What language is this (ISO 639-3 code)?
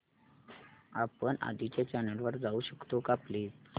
mar